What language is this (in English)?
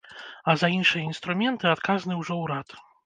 Belarusian